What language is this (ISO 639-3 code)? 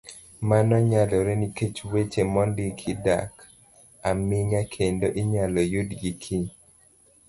luo